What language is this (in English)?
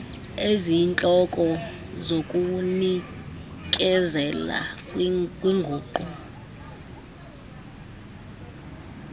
Xhosa